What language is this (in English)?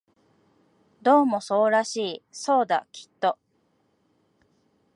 Japanese